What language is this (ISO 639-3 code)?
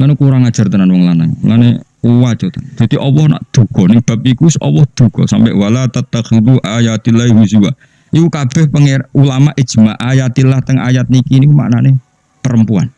ind